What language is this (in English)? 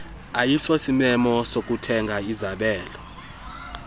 Xhosa